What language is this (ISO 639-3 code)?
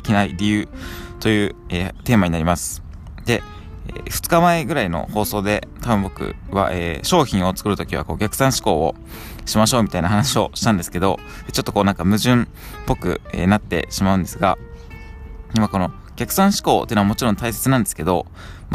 jpn